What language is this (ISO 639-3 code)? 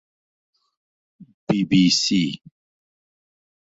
ckb